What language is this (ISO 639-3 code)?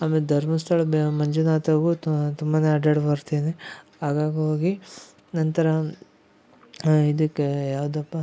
kan